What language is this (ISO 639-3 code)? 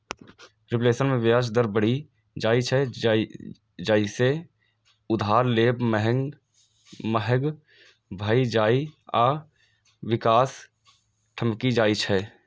mai